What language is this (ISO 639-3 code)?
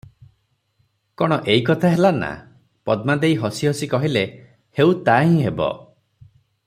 ori